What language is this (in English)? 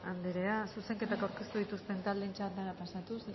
Basque